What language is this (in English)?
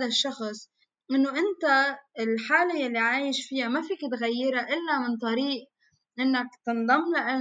Arabic